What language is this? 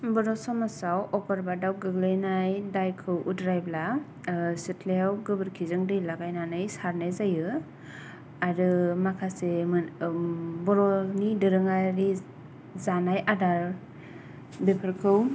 Bodo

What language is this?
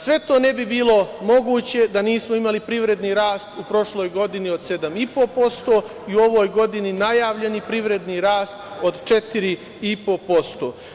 Serbian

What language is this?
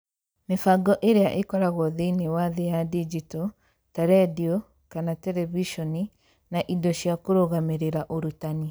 Kikuyu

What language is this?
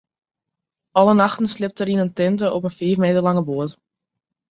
Western Frisian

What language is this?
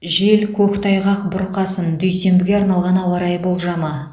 Kazakh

